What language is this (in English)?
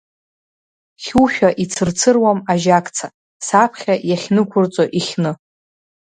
Abkhazian